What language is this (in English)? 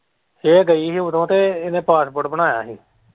Punjabi